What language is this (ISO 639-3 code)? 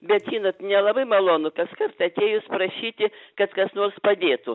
lit